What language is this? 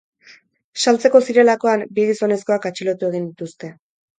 Basque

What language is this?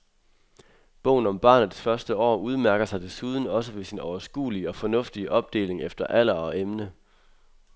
Danish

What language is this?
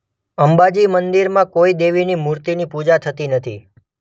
Gujarati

